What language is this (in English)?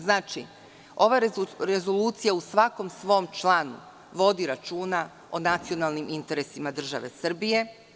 Serbian